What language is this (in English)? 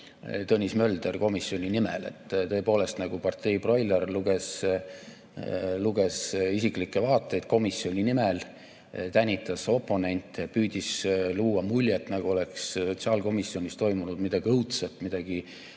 Estonian